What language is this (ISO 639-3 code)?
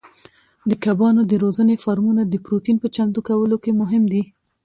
pus